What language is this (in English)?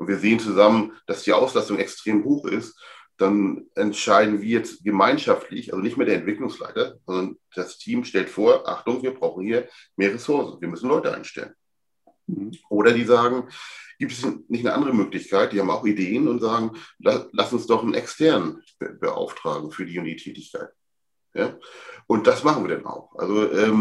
German